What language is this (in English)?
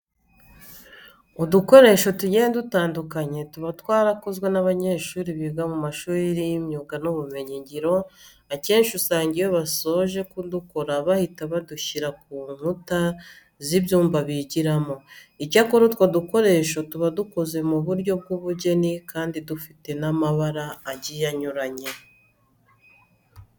Kinyarwanda